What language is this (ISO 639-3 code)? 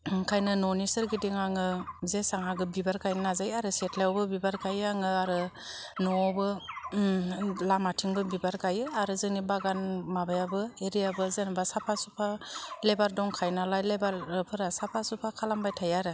brx